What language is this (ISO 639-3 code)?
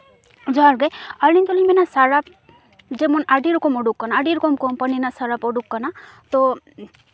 sat